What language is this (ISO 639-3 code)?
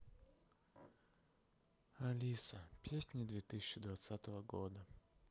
rus